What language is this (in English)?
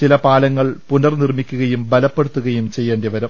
Malayalam